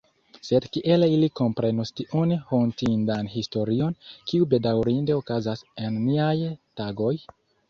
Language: Esperanto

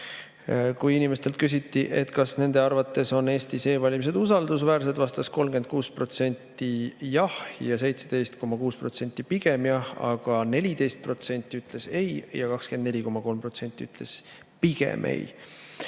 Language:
Estonian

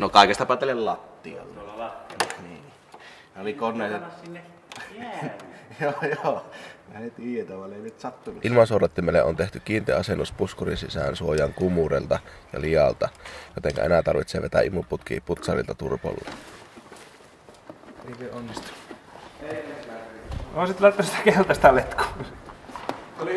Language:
Finnish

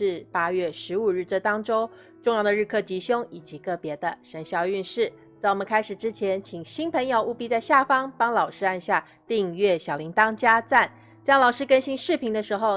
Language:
Chinese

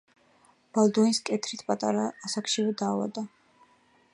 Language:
Georgian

